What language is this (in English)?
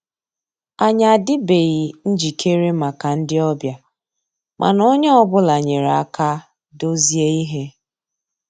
Igbo